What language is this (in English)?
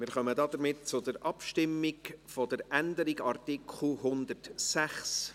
Swiss German